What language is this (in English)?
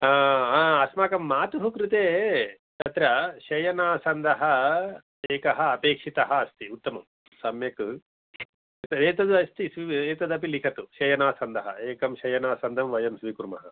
Sanskrit